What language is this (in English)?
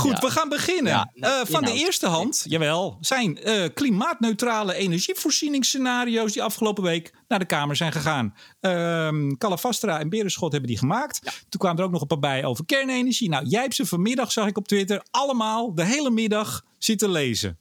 Dutch